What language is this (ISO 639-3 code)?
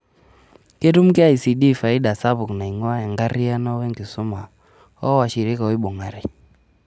mas